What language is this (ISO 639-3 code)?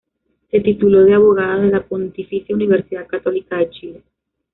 spa